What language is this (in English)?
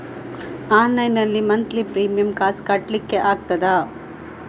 Kannada